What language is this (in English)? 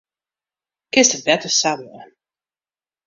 Western Frisian